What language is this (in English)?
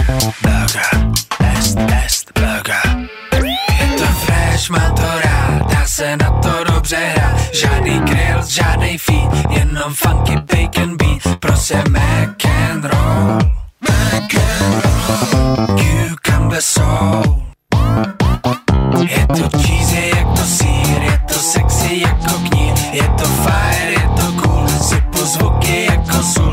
Slovak